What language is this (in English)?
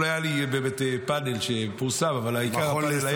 Hebrew